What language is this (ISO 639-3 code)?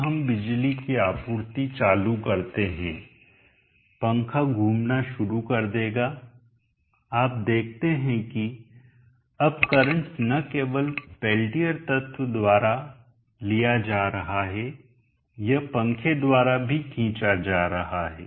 hin